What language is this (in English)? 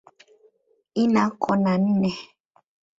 Swahili